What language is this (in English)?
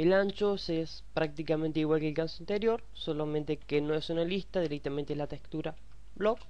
Spanish